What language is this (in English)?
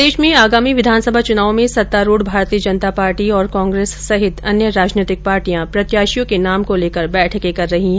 Hindi